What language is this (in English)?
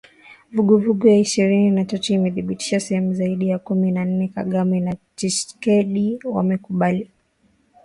Swahili